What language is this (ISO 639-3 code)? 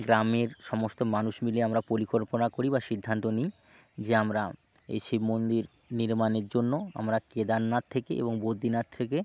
ben